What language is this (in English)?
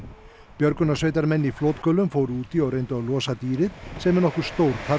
Icelandic